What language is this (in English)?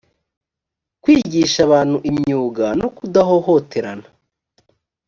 Kinyarwanda